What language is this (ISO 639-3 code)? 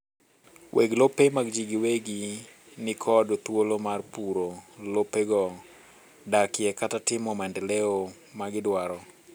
luo